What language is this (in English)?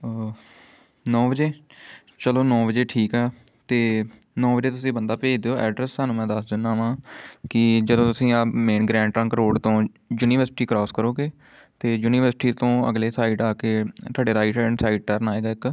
Punjabi